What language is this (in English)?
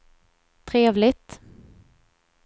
Swedish